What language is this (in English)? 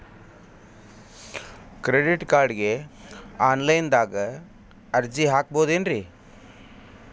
Kannada